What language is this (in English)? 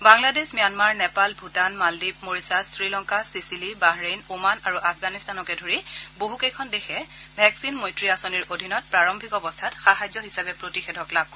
Assamese